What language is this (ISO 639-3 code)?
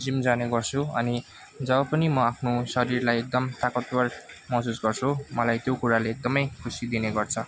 nep